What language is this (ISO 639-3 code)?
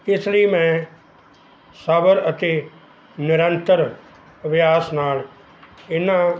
pan